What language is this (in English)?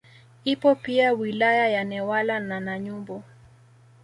Swahili